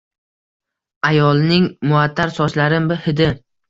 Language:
Uzbek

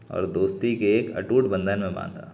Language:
Urdu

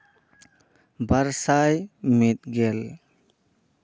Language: Santali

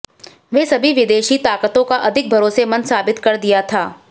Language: Hindi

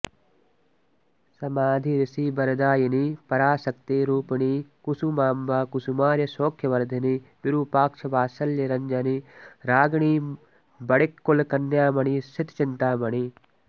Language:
Sanskrit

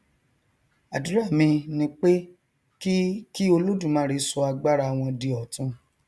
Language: Yoruba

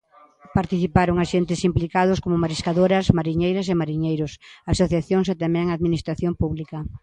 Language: Galician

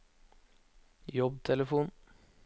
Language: Norwegian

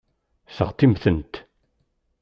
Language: Kabyle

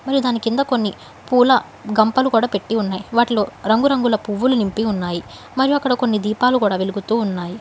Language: Telugu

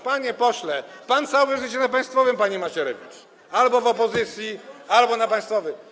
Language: Polish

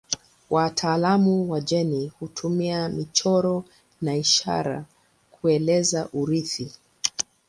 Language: Swahili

